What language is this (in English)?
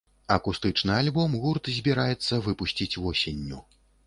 Belarusian